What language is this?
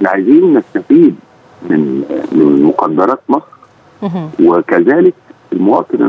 Arabic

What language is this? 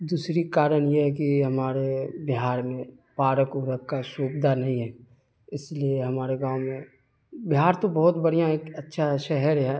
Urdu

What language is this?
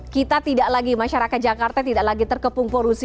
Indonesian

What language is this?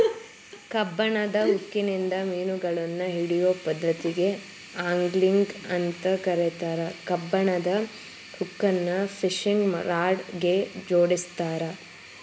Kannada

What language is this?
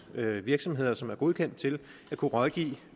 Danish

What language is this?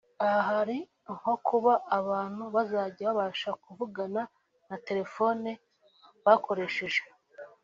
Kinyarwanda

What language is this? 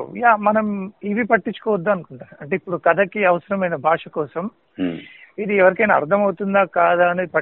Telugu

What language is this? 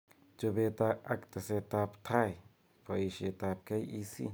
Kalenjin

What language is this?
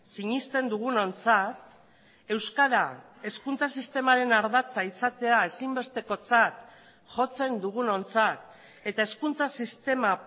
Basque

